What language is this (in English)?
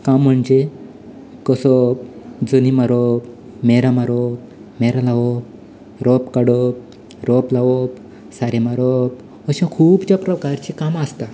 Konkani